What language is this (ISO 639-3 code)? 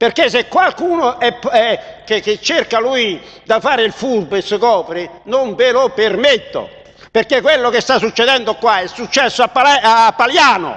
ita